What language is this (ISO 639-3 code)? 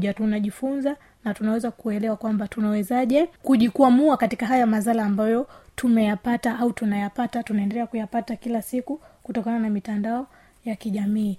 swa